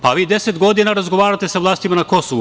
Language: Serbian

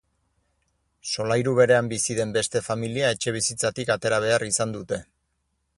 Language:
Basque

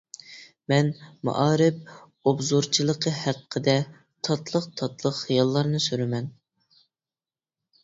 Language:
Uyghur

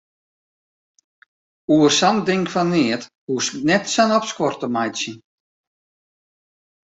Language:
Western Frisian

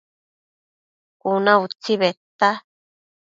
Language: Matsés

